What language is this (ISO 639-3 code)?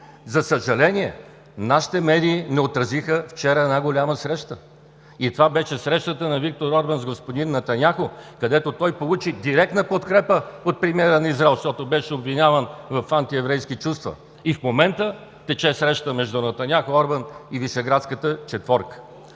bul